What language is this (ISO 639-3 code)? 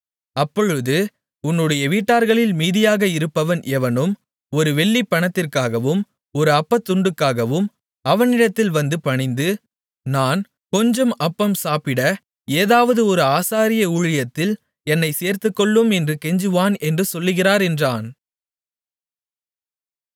tam